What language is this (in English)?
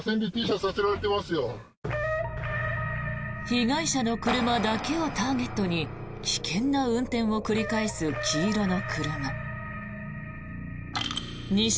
Japanese